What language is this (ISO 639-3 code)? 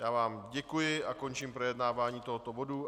ces